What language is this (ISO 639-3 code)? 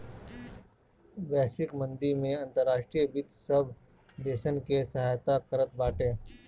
bho